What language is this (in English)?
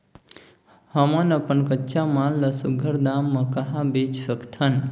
Chhattisgarhi